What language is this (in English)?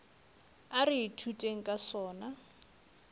Northern Sotho